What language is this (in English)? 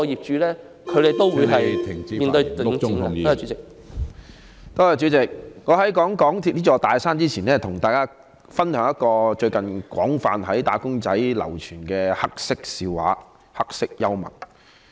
Cantonese